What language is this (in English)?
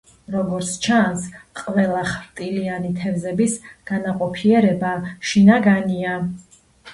Georgian